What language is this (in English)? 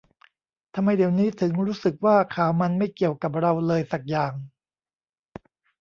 Thai